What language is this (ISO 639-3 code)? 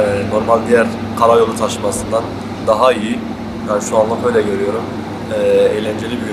tur